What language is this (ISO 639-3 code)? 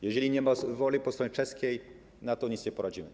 pol